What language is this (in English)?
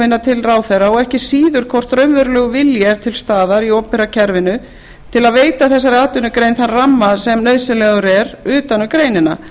Icelandic